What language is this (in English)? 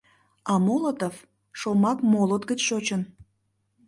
Mari